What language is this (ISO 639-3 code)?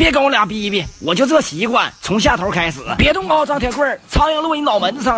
zho